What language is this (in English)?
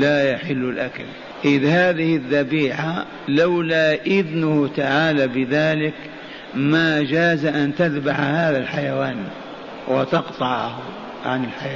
Arabic